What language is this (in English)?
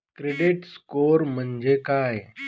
Marathi